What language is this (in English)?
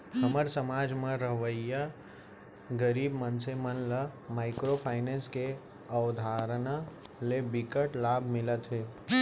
Chhattisgarhi